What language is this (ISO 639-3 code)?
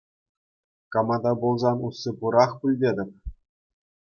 chv